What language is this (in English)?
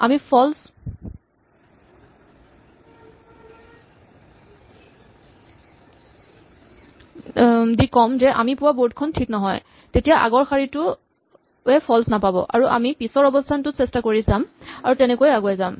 Assamese